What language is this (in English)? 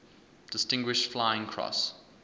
English